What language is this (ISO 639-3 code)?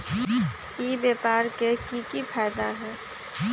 mag